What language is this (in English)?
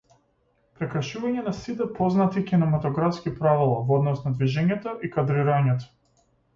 Macedonian